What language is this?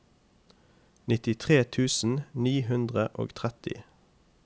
Norwegian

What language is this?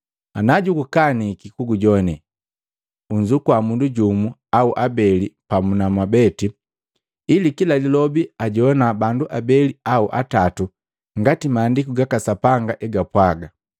Matengo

